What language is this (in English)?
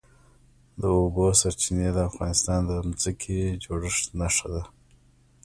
Pashto